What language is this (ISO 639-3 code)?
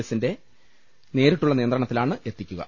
mal